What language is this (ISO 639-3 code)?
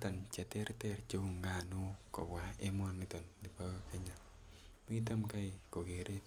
kln